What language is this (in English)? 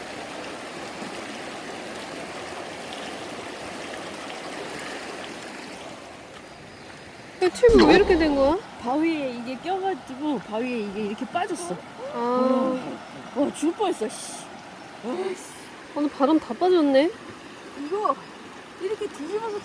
Korean